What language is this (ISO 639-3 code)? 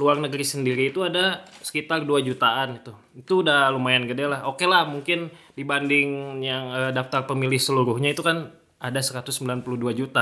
ind